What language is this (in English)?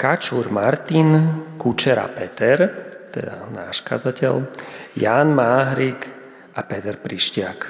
Slovak